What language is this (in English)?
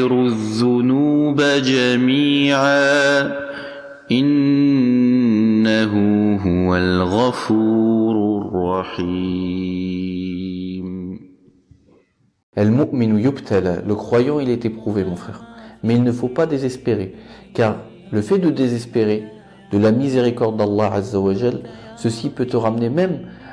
French